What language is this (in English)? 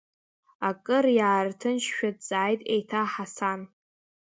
Abkhazian